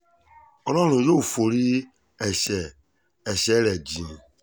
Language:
Yoruba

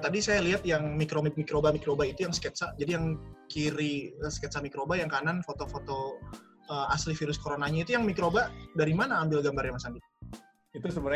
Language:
Indonesian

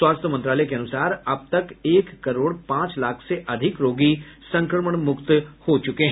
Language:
Hindi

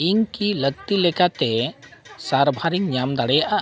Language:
Santali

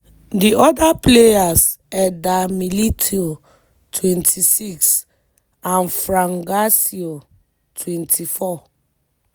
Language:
Nigerian Pidgin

